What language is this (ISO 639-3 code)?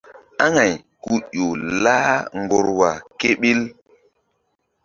mdd